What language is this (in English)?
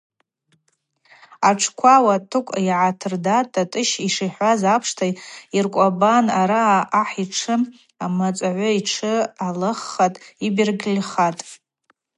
Abaza